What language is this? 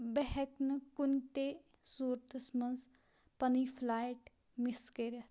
Kashmiri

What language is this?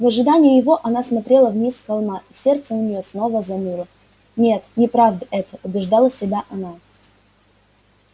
Russian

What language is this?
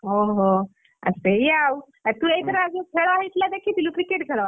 Odia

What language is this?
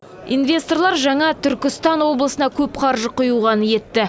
Kazakh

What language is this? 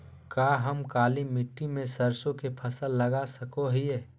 Magahi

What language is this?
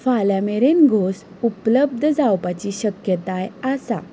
Konkani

